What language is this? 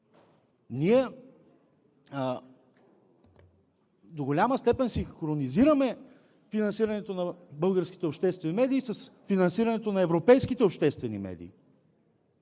Bulgarian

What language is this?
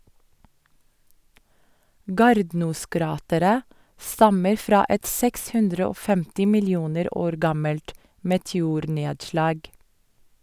Norwegian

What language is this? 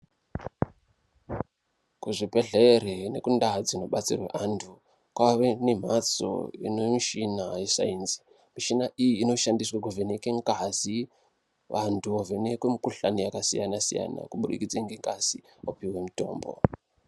Ndau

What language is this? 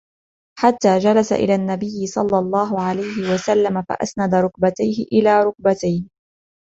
Arabic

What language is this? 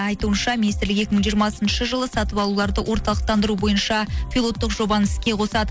Kazakh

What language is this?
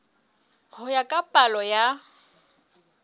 Southern Sotho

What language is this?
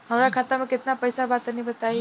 Bhojpuri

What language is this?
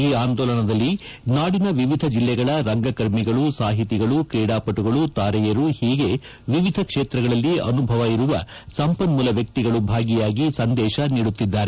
Kannada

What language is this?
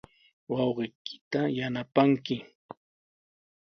Sihuas Ancash Quechua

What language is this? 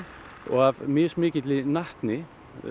Icelandic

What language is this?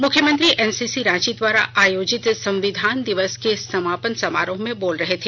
Hindi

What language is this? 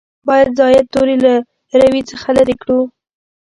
Pashto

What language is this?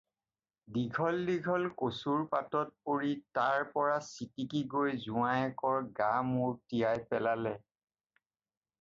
Assamese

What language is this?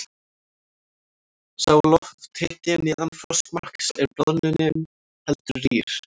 Icelandic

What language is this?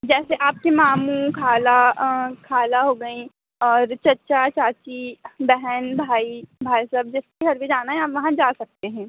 Hindi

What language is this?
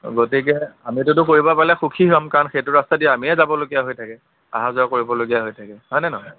Assamese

